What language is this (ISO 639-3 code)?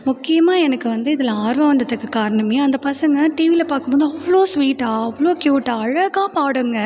tam